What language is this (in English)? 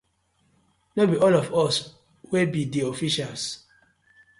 Nigerian Pidgin